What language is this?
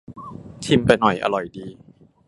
Thai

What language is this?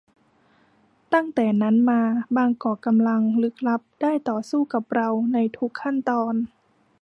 Thai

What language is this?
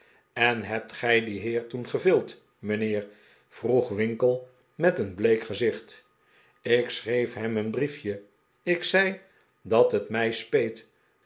Dutch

